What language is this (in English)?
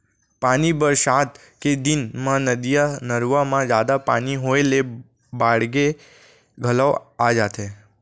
Chhattisgarhi